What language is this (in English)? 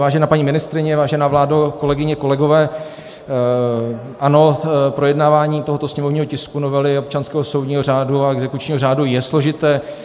Czech